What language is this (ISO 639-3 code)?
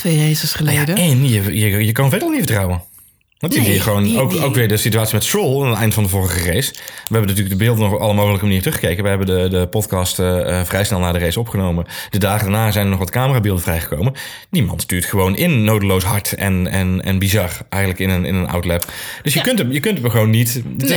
nld